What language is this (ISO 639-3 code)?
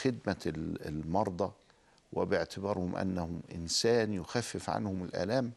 ara